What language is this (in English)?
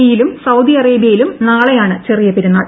Malayalam